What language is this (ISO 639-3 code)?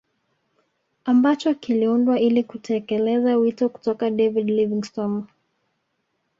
swa